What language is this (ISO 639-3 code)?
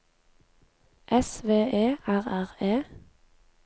nor